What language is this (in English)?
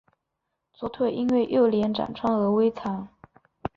Chinese